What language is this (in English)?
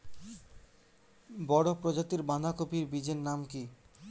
Bangla